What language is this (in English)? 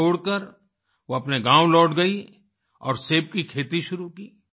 Hindi